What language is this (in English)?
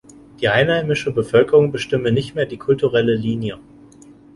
German